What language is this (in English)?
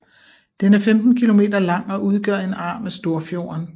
Danish